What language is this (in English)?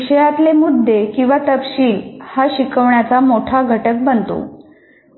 Marathi